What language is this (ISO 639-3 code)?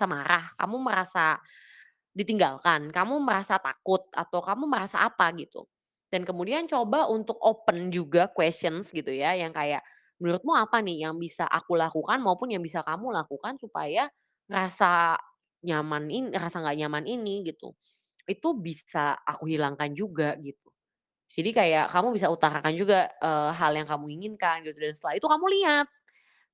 ind